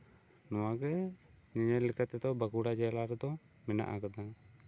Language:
Santali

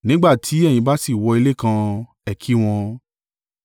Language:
Yoruba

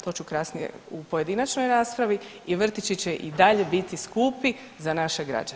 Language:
Croatian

